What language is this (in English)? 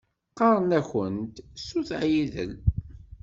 Kabyle